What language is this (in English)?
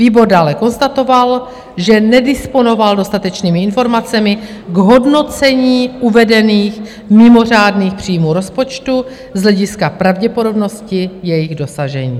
Czech